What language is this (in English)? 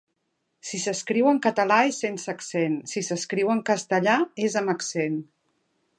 Catalan